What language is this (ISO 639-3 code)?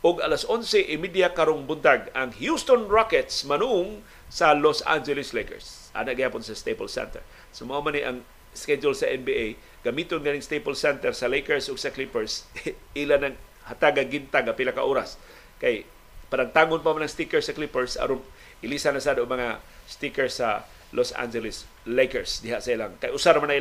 fil